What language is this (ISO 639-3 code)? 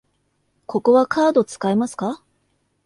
jpn